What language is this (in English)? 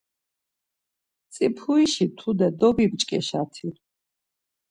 Laz